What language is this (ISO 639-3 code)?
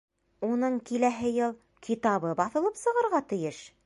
bak